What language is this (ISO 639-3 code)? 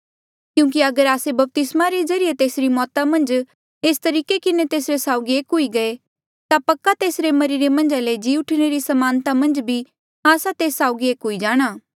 mjl